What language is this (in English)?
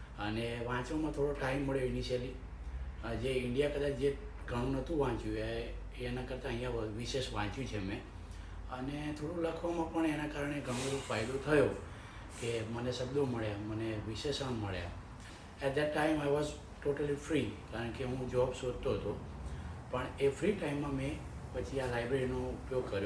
Gujarati